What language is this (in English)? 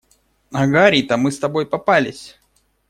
Russian